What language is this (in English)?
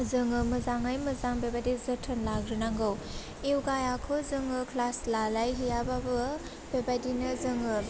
Bodo